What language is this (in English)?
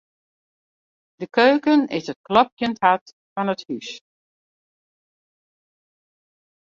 Western Frisian